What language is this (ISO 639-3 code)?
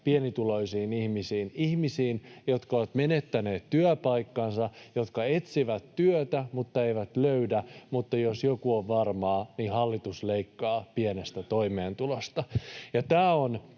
fin